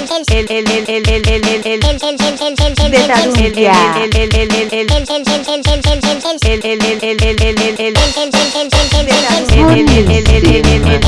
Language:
Catalan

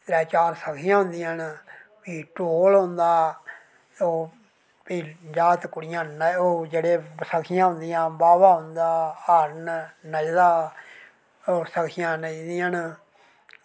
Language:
Dogri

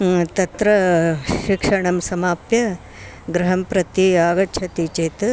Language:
Sanskrit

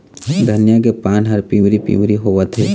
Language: Chhattisgarhi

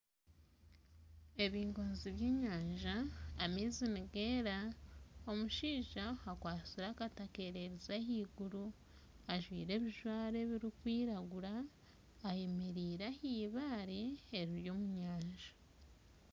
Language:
Nyankole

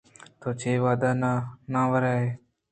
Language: Eastern Balochi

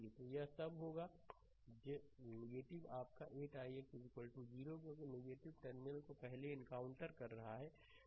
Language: Hindi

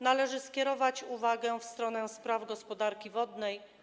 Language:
Polish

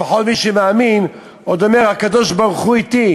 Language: Hebrew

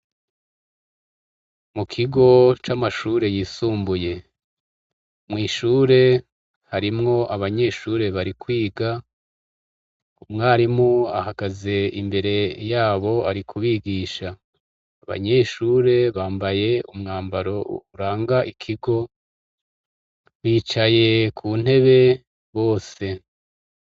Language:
Rundi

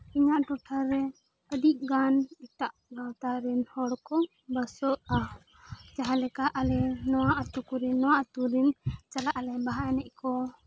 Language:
Santali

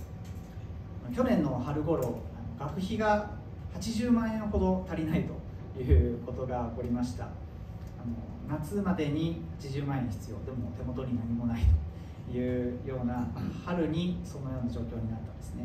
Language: Japanese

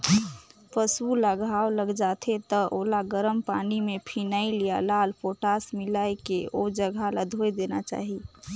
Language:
Chhattisgarhi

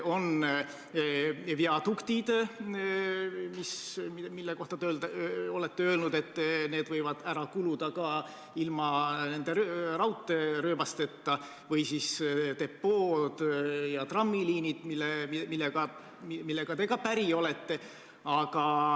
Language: Estonian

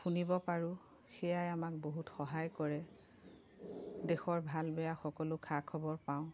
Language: Assamese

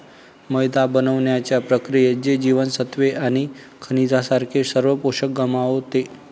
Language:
Marathi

